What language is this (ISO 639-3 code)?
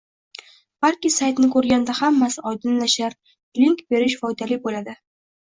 uzb